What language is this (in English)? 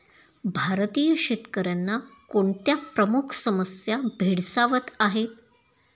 Marathi